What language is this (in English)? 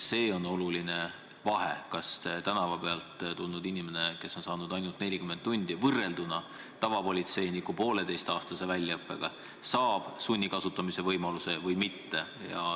Estonian